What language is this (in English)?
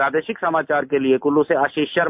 Hindi